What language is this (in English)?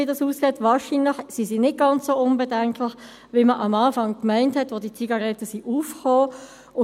Swiss German